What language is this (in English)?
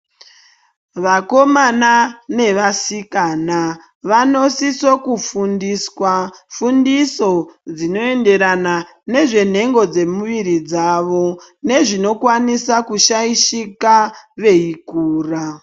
Ndau